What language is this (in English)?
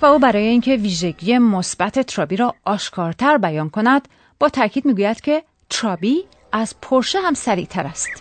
Persian